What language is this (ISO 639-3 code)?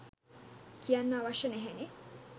sin